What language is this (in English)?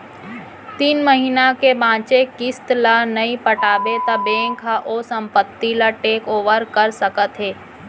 Chhattisgarhi